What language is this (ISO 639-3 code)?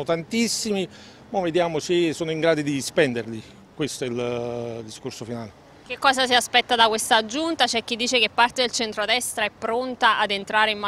ita